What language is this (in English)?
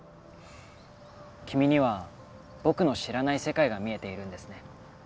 Japanese